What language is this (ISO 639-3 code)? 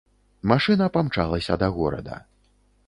bel